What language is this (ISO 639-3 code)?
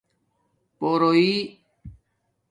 dmk